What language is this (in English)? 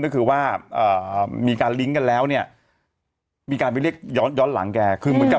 Thai